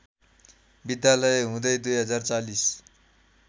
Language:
Nepali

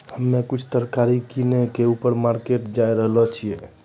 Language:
Maithili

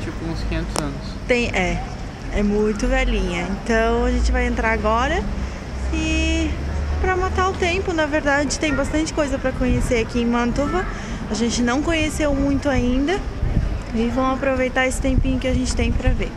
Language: Portuguese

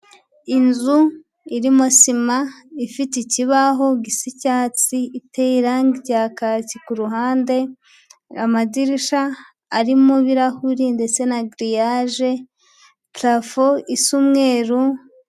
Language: Kinyarwanda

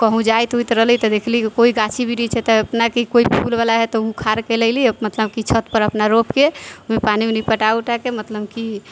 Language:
Maithili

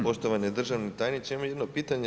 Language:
Croatian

